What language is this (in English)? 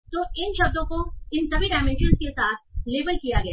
Hindi